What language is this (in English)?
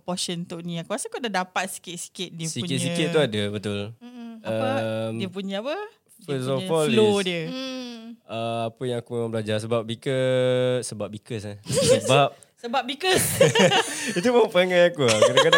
Malay